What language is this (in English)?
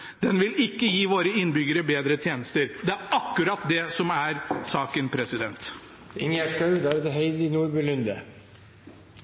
Norwegian Bokmål